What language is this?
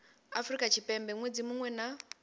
Venda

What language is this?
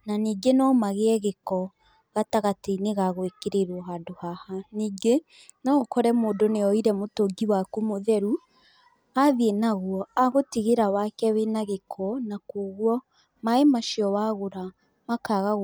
Kikuyu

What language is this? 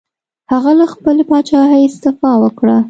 Pashto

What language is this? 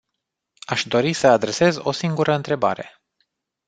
Romanian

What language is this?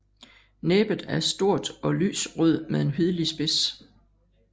Danish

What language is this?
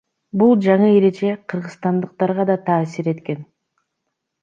Kyrgyz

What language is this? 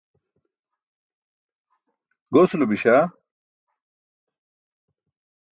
Burushaski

